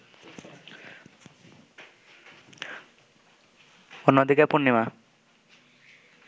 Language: Bangla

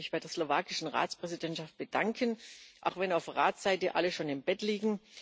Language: German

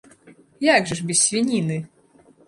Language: Belarusian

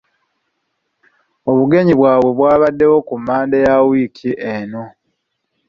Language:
Ganda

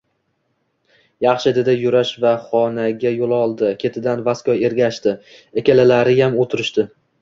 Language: Uzbek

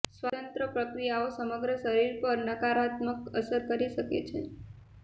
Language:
Gujarati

